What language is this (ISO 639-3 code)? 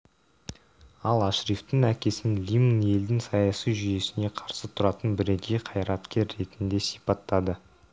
kaz